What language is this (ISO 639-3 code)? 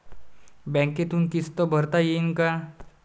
mar